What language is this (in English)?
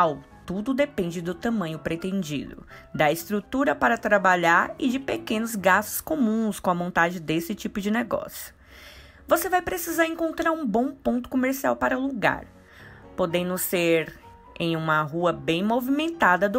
Portuguese